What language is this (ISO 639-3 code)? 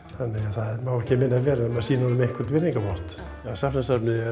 isl